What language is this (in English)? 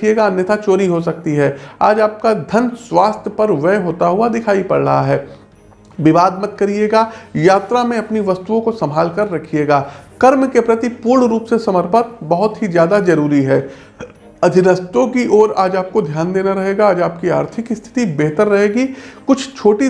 Hindi